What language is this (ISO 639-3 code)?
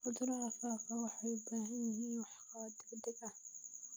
som